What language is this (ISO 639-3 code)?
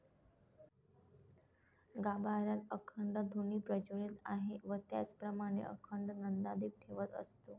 mar